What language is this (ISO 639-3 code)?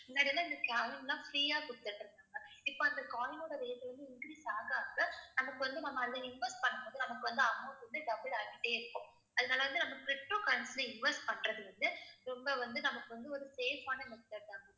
tam